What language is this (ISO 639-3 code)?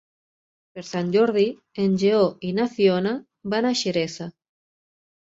cat